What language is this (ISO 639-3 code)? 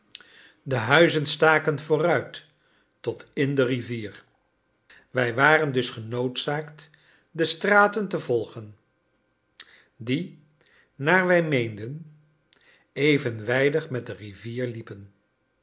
nld